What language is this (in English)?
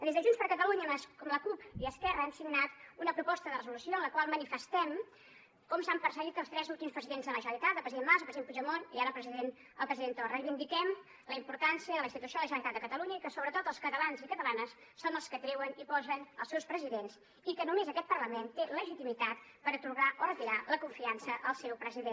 Catalan